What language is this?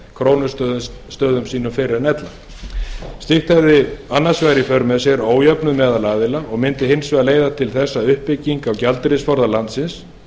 Icelandic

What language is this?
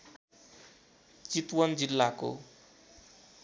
Nepali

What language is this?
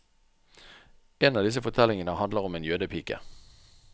Norwegian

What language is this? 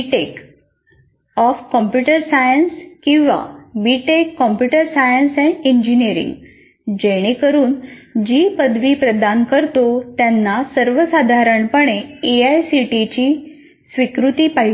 Marathi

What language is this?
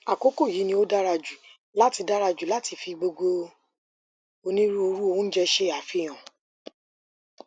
Yoruba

